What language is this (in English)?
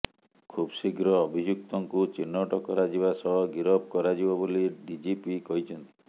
Odia